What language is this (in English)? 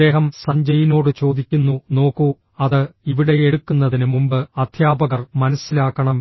Malayalam